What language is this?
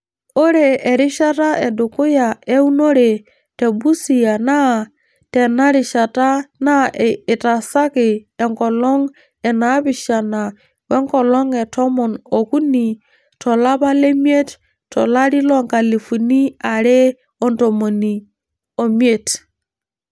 Masai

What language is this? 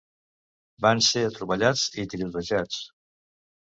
Catalan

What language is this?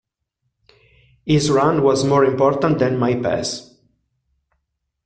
Italian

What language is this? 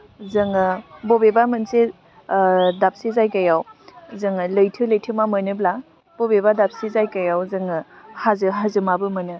Bodo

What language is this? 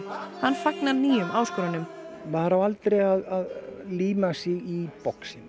Icelandic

